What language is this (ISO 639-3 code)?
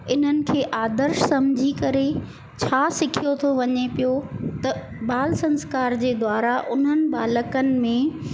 snd